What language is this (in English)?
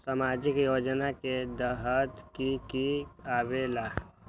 Magahi